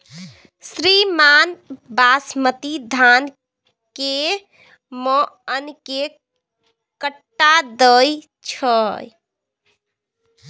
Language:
Maithili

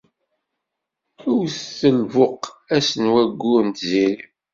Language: Kabyle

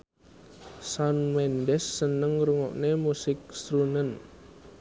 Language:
Javanese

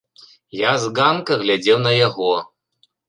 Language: Belarusian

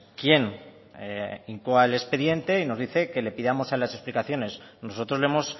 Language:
Spanish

